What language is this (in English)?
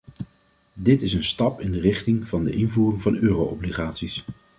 Dutch